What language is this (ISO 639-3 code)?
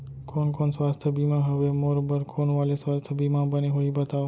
hne